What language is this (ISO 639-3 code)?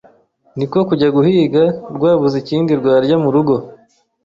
kin